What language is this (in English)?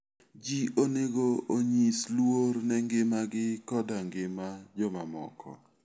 Luo (Kenya and Tanzania)